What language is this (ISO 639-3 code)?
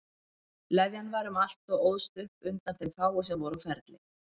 isl